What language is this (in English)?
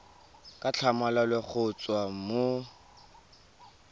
Tswana